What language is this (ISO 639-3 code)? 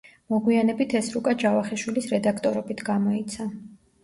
kat